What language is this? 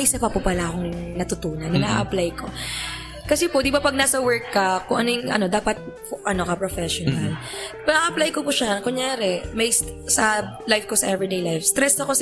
Filipino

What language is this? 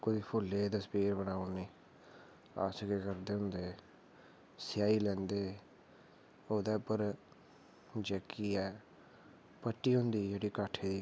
Dogri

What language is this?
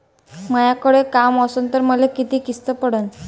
Marathi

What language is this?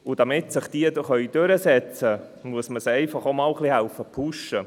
Swiss German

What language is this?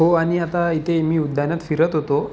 Marathi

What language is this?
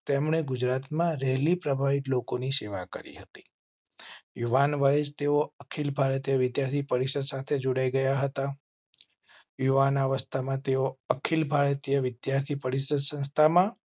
Gujarati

